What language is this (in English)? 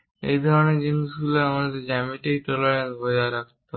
Bangla